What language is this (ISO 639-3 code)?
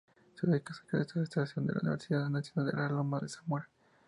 spa